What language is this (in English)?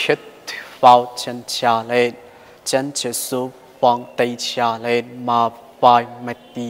Thai